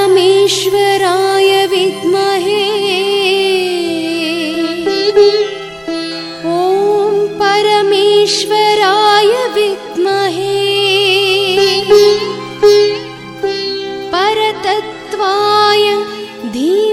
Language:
Kannada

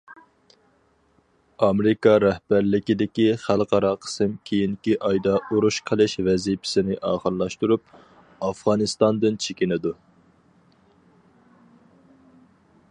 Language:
Uyghur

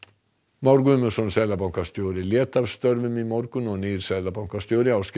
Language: Icelandic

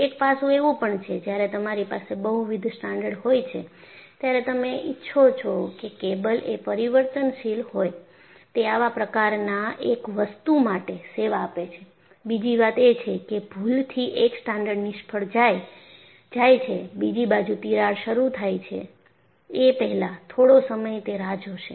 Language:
Gujarati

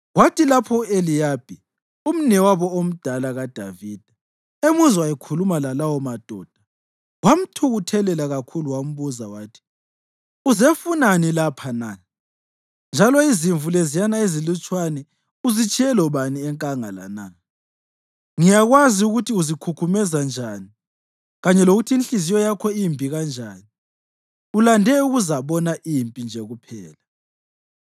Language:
North Ndebele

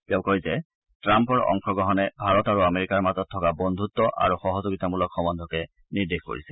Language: Assamese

